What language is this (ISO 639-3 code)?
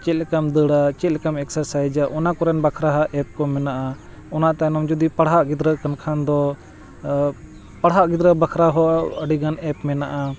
sat